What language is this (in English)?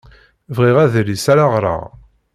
Kabyle